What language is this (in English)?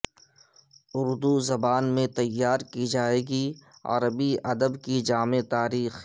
Urdu